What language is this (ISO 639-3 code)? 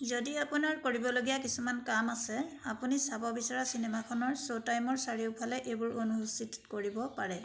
asm